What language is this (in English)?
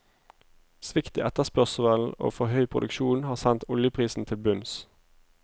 Norwegian